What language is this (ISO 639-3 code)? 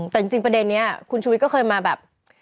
tha